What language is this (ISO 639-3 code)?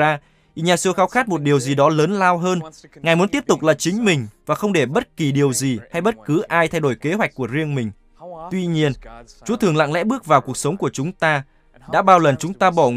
vie